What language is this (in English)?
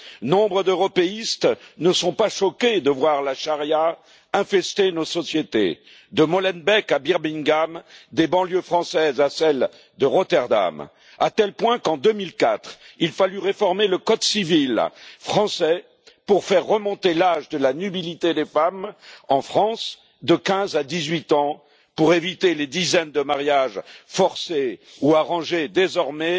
French